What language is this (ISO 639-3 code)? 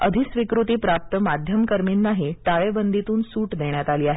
mar